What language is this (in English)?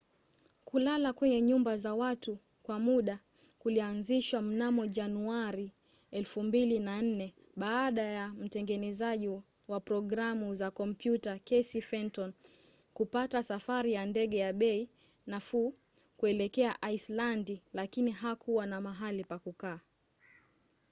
Swahili